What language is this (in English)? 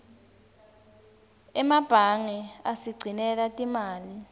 Swati